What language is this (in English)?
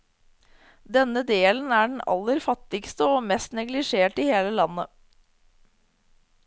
Norwegian